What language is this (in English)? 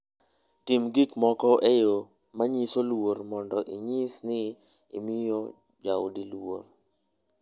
Luo (Kenya and Tanzania)